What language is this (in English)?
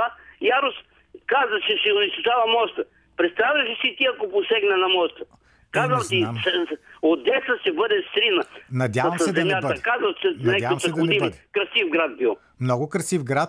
Bulgarian